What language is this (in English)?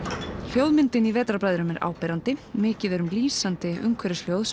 Icelandic